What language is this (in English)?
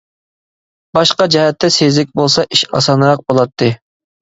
Uyghur